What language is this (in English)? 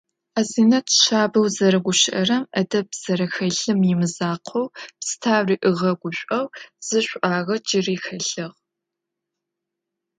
Adyghe